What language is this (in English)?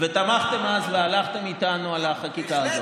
Hebrew